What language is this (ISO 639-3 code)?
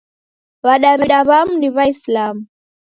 dav